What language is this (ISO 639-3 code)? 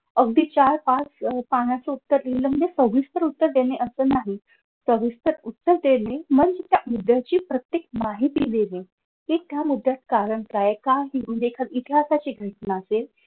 mar